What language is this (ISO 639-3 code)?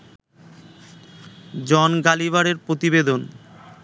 ben